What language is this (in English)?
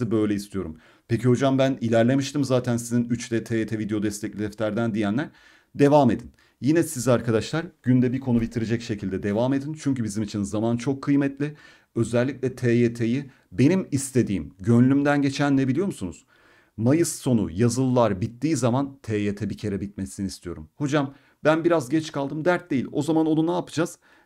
Turkish